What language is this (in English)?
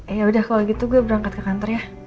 Indonesian